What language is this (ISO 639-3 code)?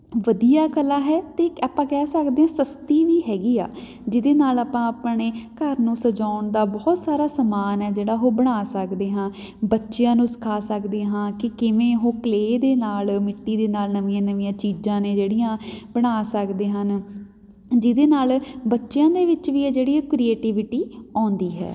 pan